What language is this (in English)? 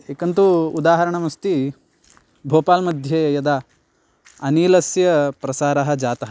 Sanskrit